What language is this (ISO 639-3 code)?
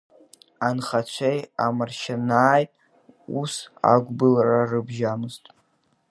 abk